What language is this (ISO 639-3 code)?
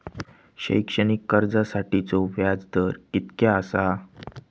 mar